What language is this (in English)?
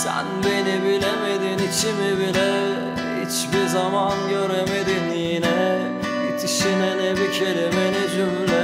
Turkish